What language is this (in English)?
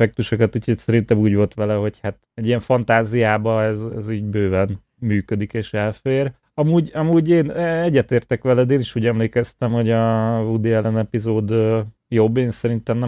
Hungarian